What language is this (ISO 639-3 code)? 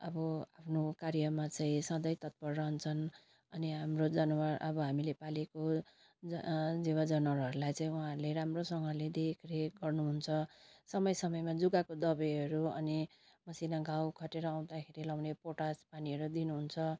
nep